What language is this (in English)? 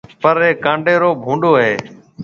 Marwari (Pakistan)